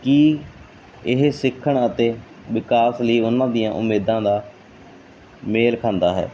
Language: Punjabi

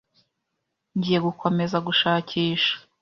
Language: Kinyarwanda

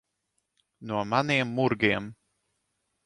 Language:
Latvian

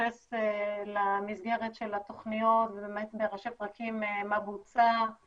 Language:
Hebrew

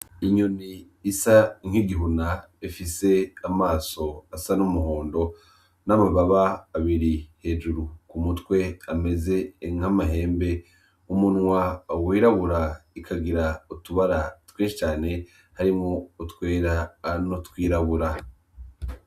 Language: Rundi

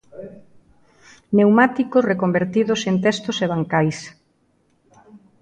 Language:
Galician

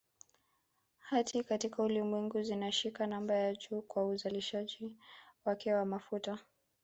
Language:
Swahili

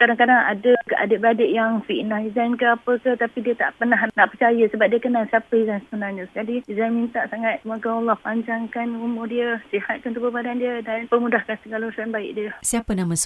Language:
Malay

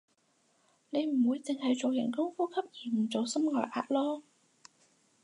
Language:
Cantonese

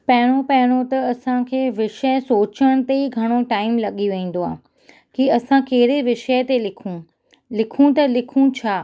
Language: Sindhi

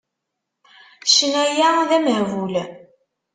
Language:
Kabyle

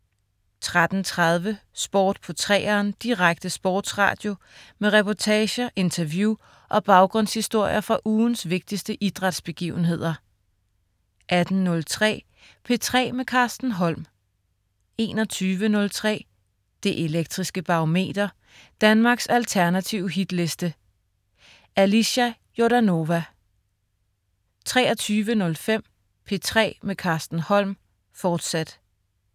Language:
Danish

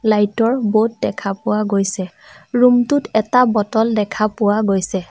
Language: Assamese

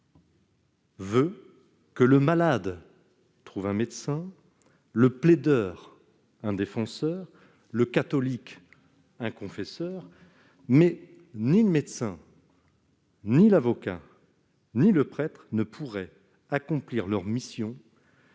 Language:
French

